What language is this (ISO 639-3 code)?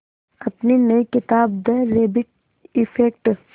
hin